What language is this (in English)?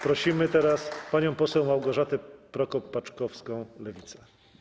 Polish